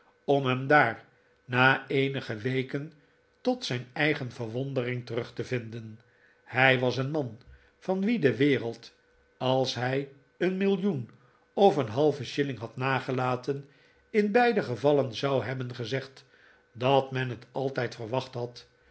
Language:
Dutch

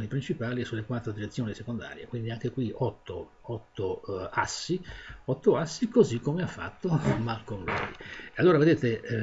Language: Italian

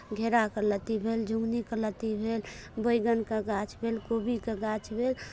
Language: Maithili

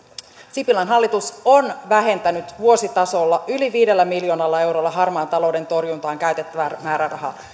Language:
Finnish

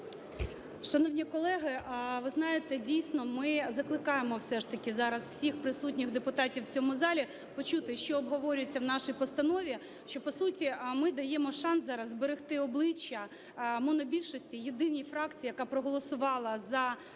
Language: Ukrainian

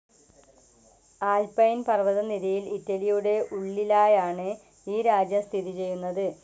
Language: Malayalam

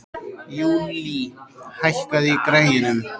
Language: Icelandic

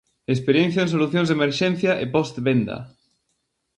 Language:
Galician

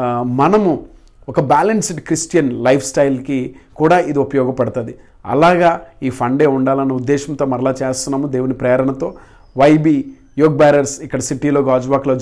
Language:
Telugu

